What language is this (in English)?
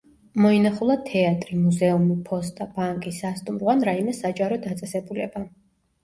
Georgian